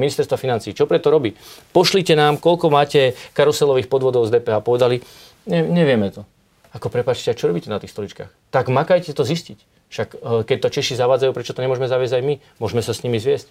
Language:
Slovak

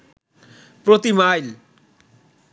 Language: Bangla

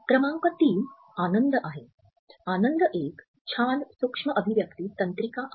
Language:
Marathi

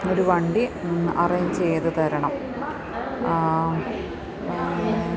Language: Malayalam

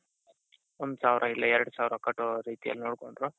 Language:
Kannada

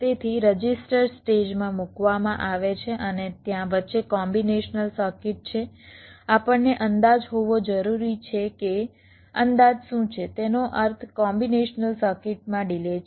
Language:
Gujarati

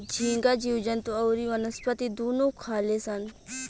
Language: Bhojpuri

